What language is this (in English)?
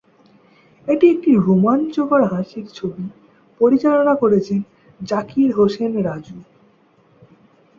Bangla